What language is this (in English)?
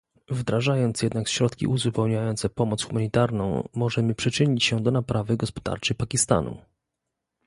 Polish